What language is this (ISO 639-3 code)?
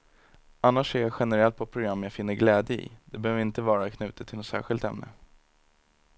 swe